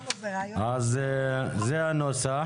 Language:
Hebrew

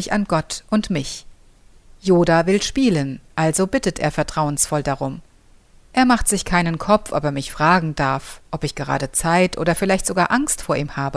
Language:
German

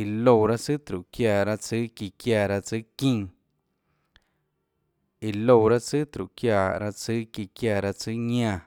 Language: Tlacoatzintepec Chinantec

